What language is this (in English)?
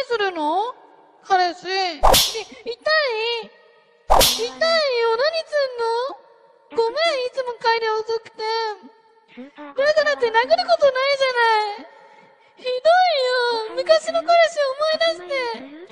Japanese